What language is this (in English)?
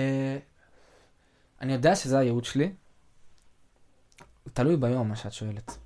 Hebrew